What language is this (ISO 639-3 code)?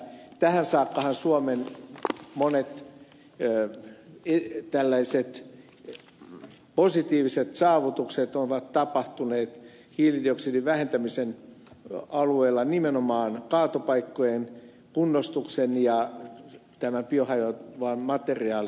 fin